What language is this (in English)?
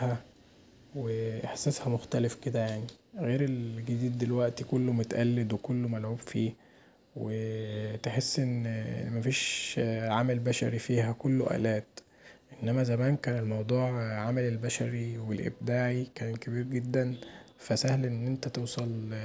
Egyptian Arabic